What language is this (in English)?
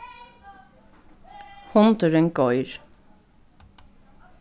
Faroese